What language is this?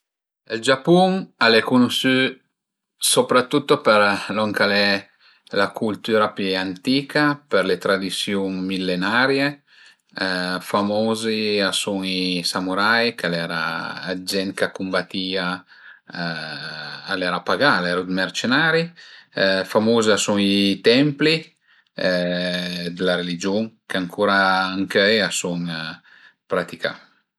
Piedmontese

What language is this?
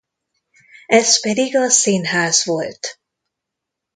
Hungarian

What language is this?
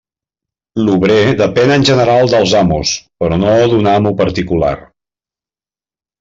Catalan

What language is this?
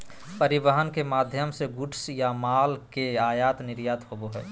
Magahi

